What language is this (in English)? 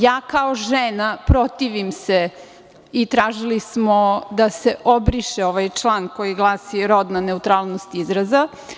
Serbian